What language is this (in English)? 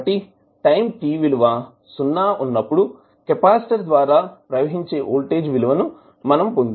Telugu